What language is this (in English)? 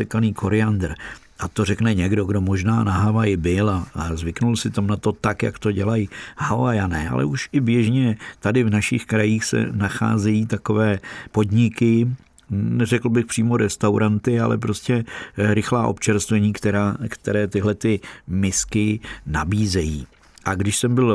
Czech